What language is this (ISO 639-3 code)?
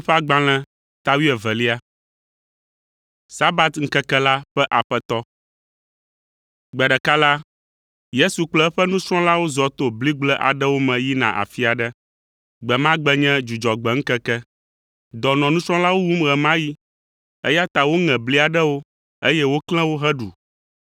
ewe